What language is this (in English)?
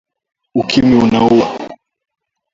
Swahili